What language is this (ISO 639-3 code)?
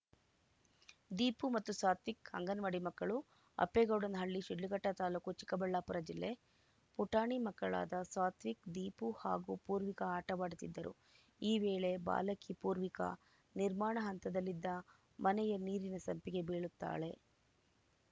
kan